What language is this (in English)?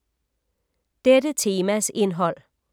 Danish